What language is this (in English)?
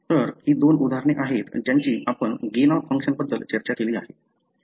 Marathi